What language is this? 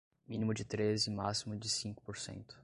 Portuguese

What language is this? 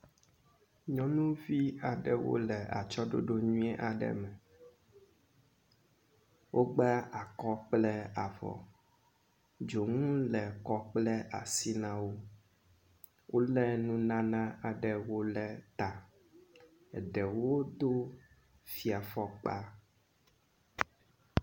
Ewe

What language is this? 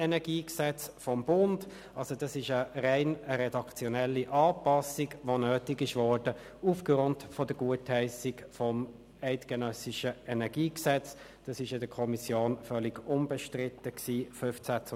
Swiss German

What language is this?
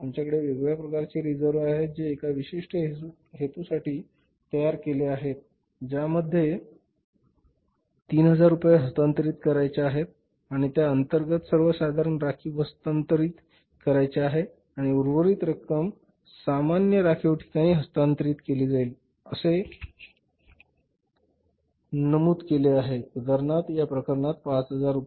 Marathi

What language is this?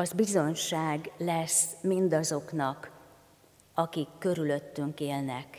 Hungarian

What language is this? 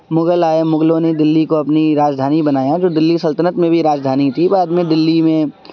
Urdu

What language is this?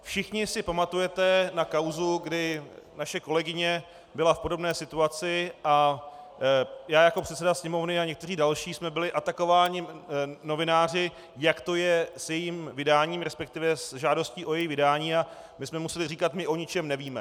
Czech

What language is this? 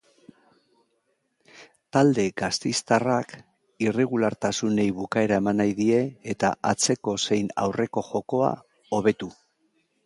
Basque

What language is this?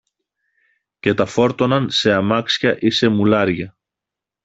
Greek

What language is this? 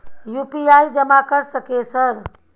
Maithili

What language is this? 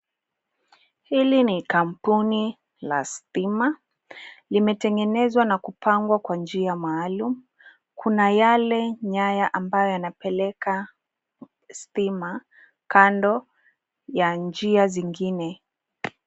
Swahili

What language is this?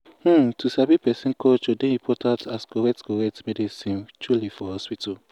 Nigerian Pidgin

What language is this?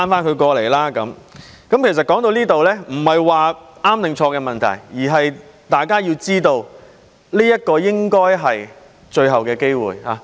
Cantonese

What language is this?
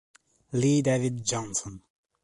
Italian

